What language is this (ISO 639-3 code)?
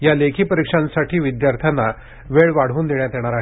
mar